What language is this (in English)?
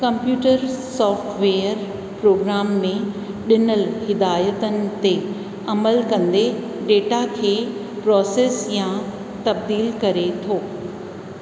Sindhi